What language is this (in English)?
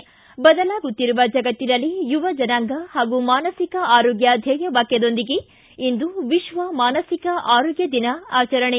Kannada